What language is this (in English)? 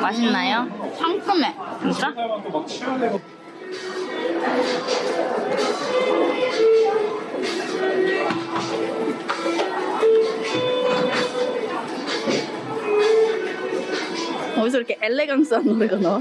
Korean